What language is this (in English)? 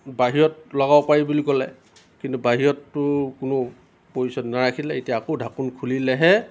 Assamese